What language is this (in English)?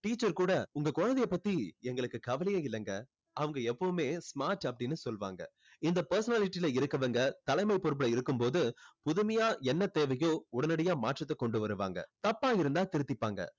Tamil